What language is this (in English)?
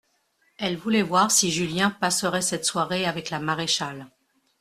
French